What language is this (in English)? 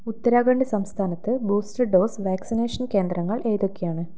Malayalam